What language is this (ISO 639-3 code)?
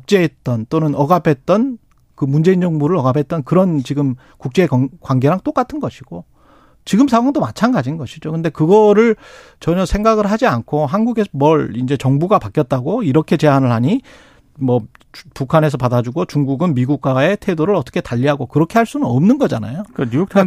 kor